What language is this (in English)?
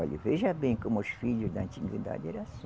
Portuguese